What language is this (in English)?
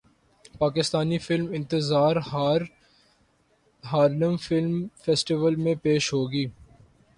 Urdu